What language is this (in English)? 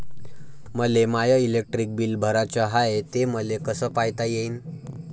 Marathi